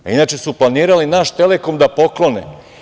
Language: Serbian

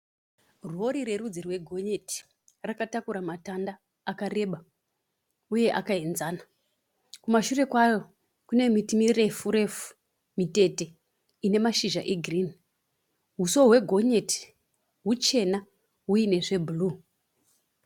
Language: Shona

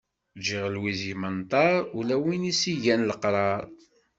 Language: Kabyle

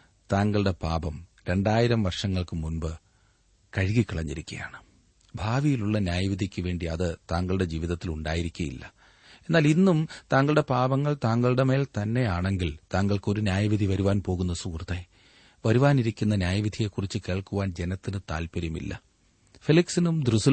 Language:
Malayalam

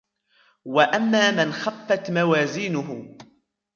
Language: Arabic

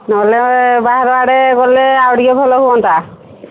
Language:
Odia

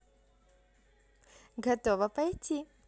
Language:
Russian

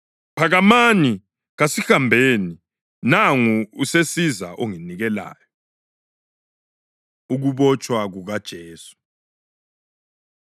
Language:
North Ndebele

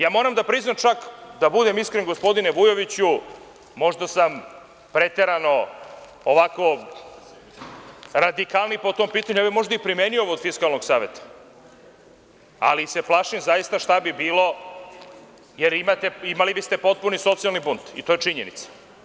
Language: Serbian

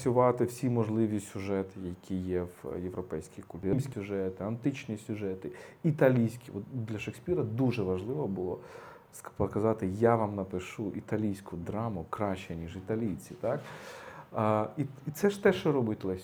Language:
Ukrainian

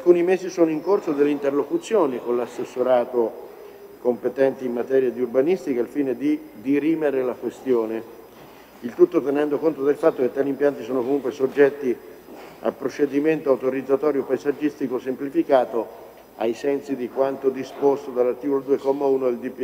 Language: Italian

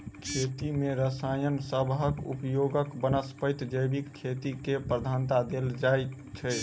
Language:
Maithili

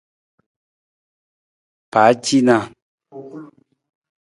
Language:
Nawdm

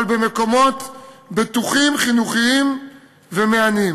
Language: Hebrew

